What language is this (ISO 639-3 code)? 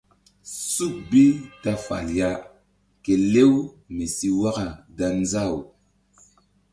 mdd